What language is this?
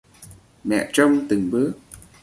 Vietnamese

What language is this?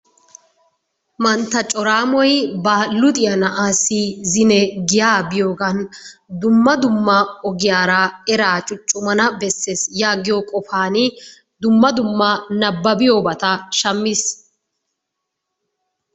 Wolaytta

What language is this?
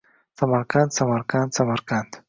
Uzbek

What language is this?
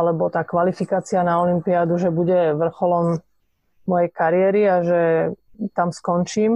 Slovak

